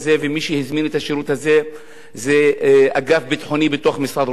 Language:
Hebrew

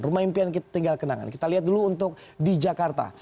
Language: Indonesian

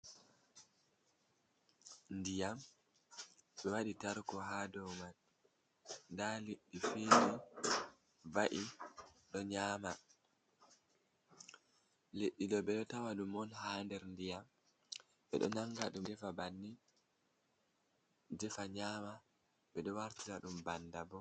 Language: Fula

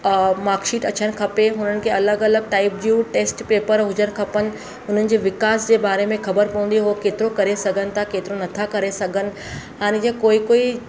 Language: Sindhi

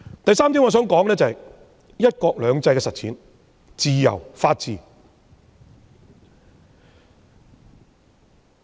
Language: Cantonese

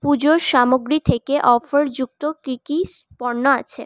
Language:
Bangla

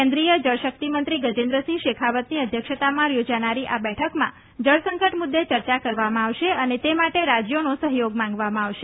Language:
Gujarati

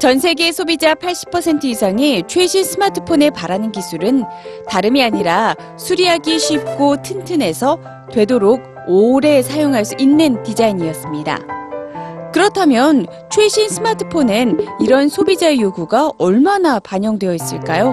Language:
Korean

